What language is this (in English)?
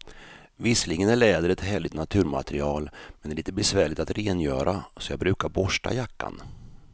Swedish